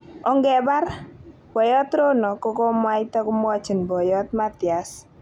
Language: Kalenjin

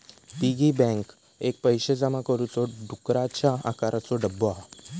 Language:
Marathi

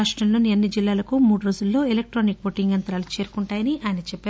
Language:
Telugu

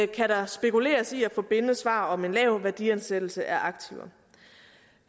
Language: Danish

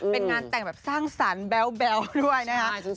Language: Thai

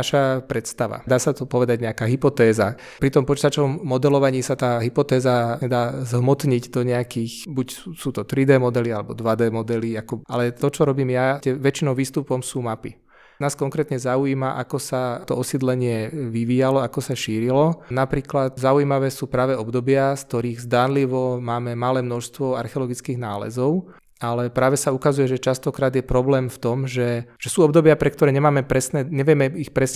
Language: Czech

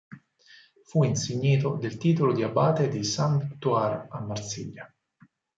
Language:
Italian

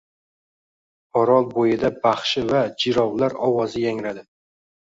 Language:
Uzbek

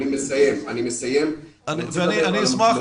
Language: Hebrew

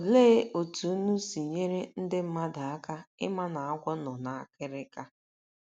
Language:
Igbo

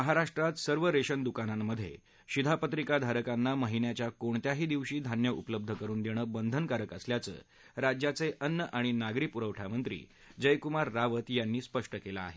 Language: Marathi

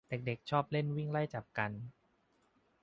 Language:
Thai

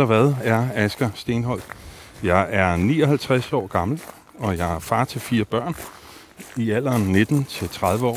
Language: Danish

